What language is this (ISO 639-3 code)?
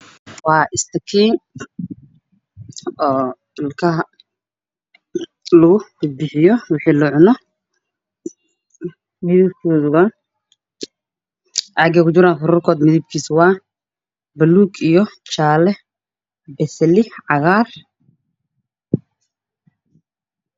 som